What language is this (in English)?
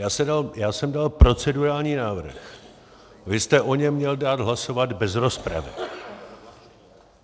Czech